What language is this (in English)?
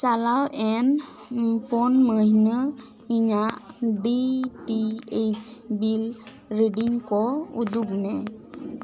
Santali